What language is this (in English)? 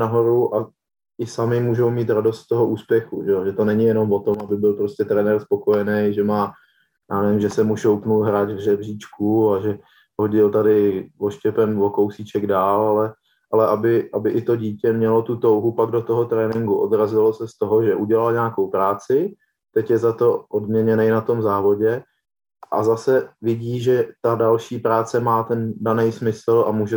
Czech